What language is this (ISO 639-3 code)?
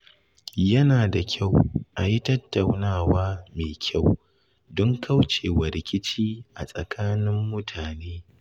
hau